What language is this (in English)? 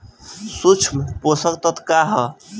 Bhojpuri